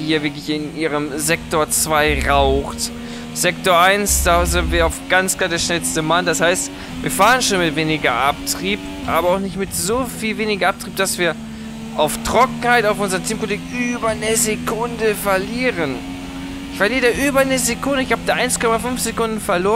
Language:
German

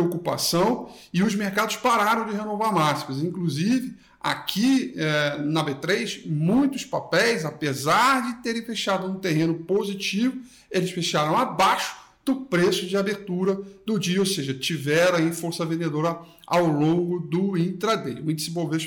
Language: Portuguese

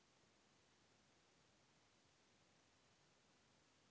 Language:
Telugu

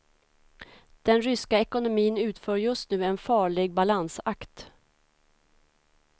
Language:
Swedish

